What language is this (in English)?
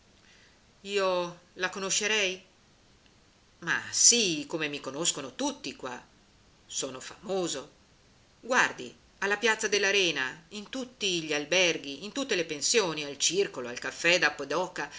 Italian